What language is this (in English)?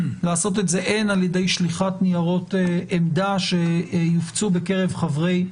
Hebrew